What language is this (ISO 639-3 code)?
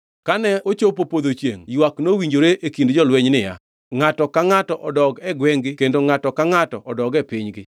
luo